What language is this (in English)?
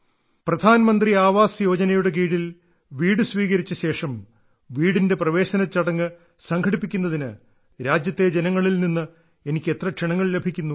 Malayalam